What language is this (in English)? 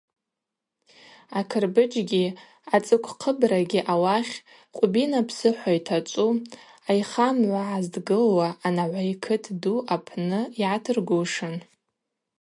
Abaza